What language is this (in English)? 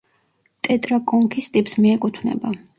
Georgian